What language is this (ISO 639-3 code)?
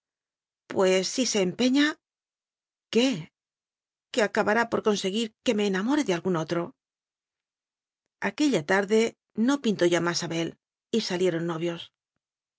spa